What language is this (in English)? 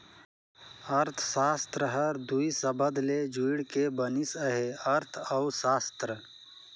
Chhattisgarhi